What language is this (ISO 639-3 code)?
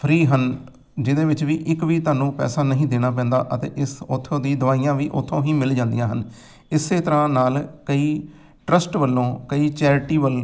pan